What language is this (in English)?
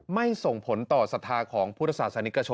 Thai